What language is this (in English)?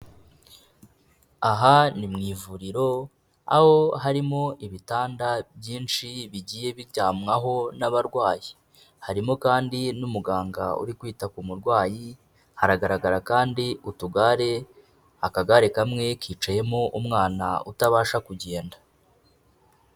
Kinyarwanda